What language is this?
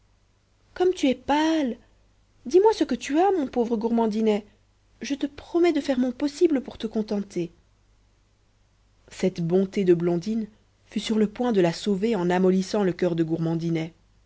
French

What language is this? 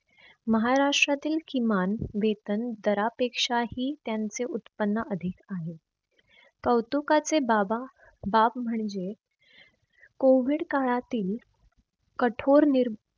Marathi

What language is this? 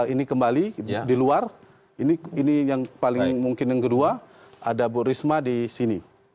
Indonesian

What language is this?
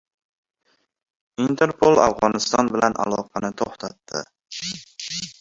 Uzbek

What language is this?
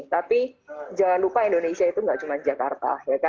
Indonesian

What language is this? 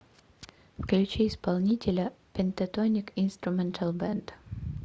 Russian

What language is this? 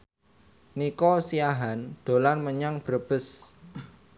Javanese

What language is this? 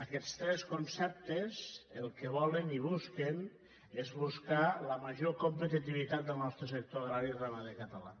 Catalan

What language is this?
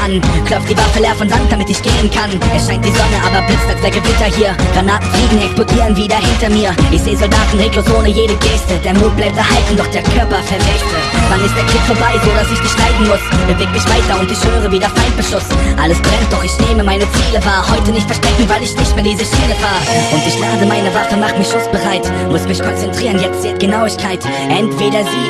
German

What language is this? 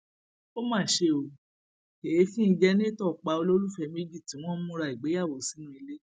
Yoruba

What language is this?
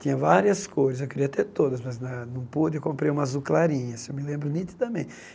Portuguese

